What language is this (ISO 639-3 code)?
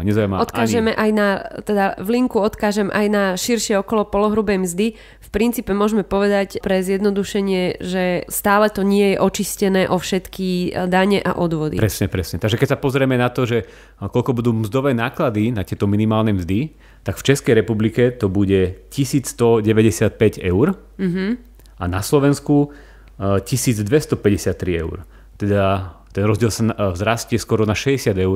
slk